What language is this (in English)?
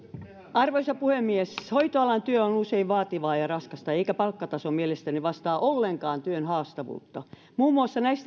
Finnish